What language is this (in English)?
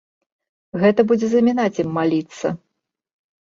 Belarusian